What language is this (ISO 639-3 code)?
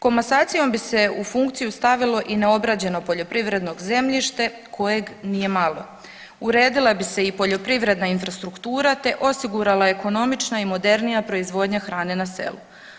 hrv